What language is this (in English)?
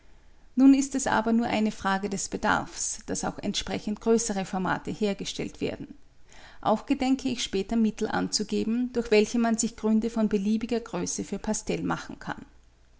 German